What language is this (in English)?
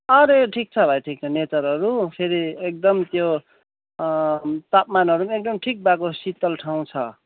Nepali